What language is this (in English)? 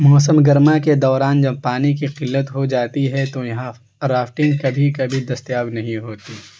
Urdu